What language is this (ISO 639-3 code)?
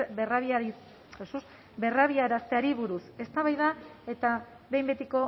eus